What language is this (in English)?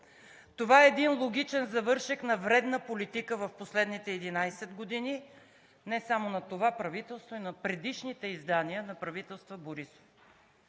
Bulgarian